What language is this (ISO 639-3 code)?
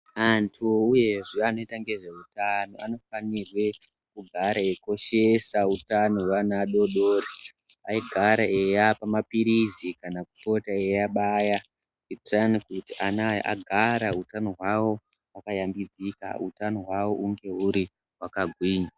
ndc